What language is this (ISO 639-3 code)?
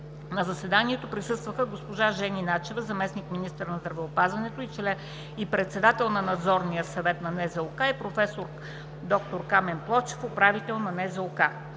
bul